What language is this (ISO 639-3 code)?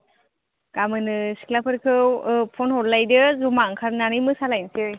brx